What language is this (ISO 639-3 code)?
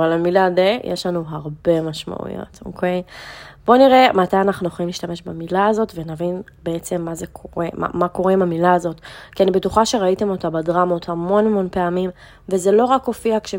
heb